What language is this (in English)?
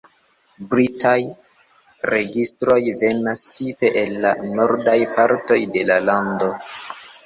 Esperanto